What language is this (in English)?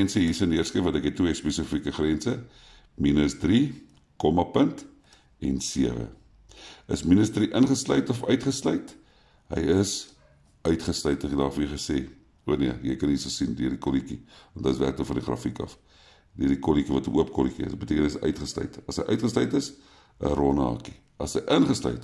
Dutch